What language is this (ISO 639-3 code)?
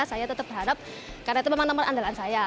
ind